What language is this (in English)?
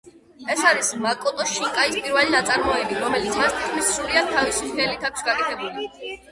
Georgian